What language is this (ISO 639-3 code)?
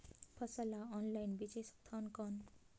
hne